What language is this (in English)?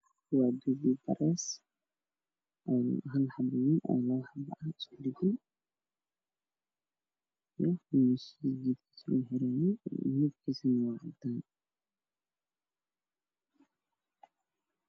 Somali